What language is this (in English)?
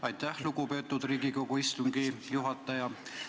Estonian